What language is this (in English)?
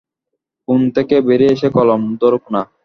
Bangla